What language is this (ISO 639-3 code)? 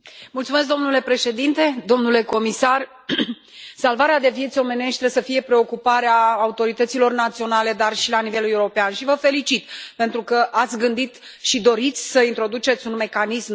ron